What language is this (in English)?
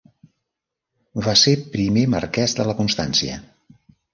Catalan